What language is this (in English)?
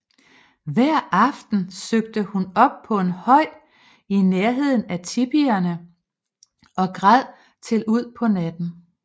Danish